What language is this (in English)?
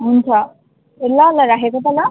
Nepali